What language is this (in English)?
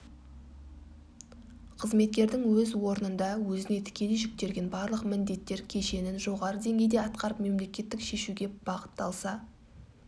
Kazakh